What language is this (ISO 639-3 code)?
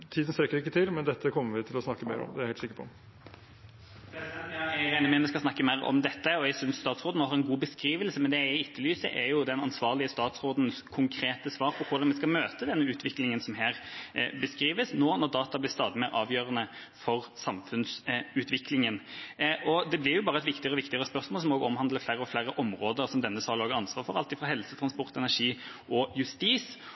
nor